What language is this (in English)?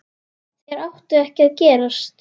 Icelandic